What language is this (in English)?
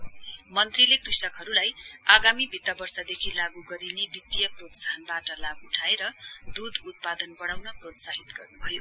Nepali